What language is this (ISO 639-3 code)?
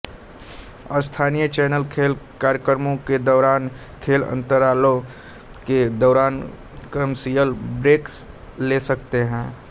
hin